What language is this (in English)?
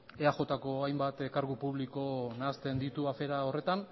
Basque